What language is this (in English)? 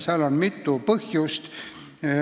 Estonian